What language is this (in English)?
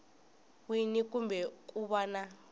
Tsonga